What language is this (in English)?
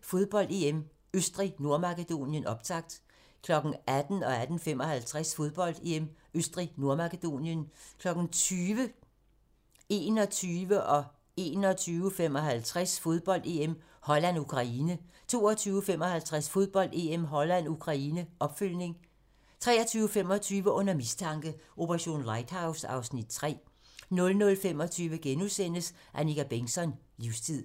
Danish